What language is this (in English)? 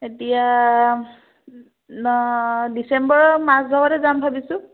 Assamese